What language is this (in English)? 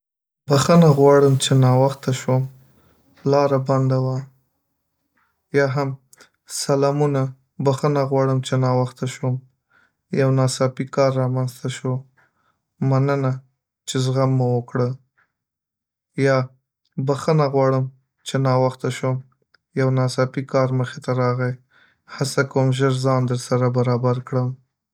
Pashto